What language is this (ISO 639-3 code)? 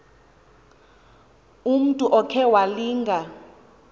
xho